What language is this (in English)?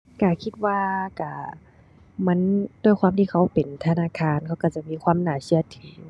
Thai